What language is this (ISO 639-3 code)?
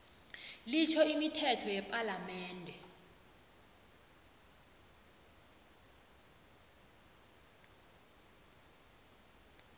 nbl